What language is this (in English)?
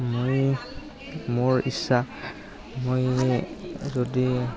Assamese